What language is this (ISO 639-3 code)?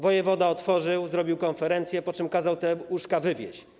pol